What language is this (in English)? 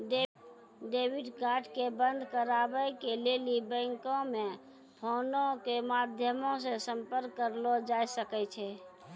Maithili